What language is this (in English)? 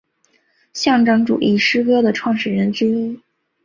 Chinese